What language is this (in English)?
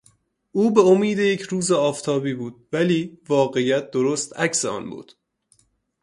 Persian